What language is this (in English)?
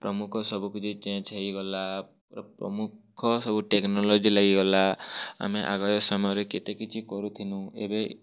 Odia